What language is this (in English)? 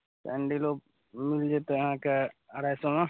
Maithili